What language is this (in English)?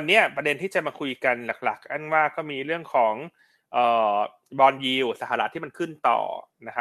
Thai